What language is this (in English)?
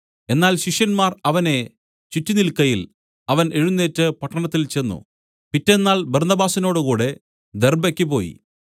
Malayalam